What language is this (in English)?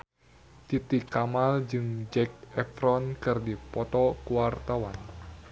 Sundanese